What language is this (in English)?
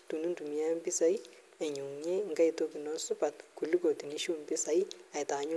Masai